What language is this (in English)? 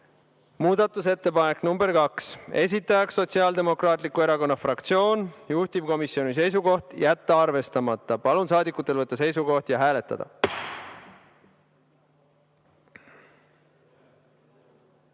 Estonian